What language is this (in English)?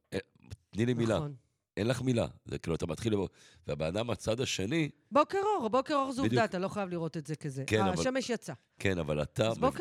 Hebrew